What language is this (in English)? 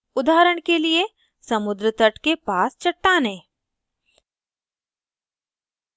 Hindi